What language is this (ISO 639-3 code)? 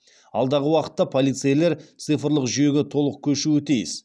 kaz